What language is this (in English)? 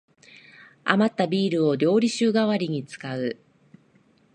Japanese